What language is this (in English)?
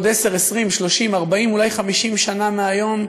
Hebrew